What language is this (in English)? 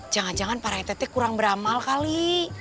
Indonesian